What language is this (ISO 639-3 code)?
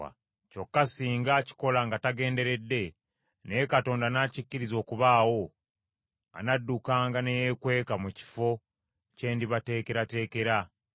lug